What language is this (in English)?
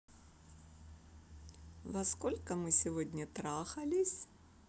Russian